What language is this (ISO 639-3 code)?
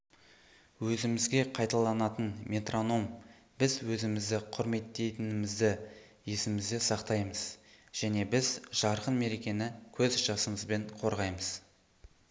kaz